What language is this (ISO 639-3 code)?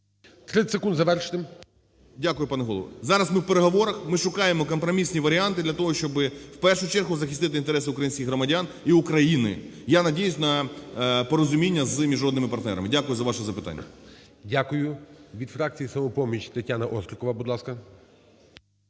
ukr